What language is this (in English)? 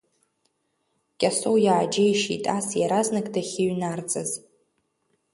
Abkhazian